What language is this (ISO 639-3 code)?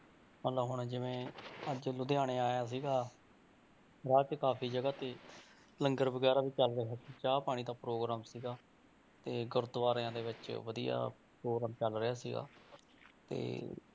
pan